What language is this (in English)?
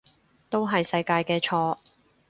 Cantonese